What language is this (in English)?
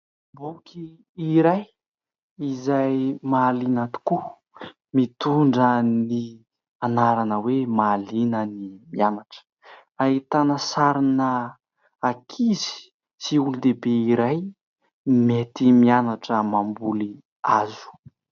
Malagasy